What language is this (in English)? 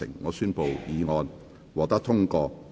Cantonese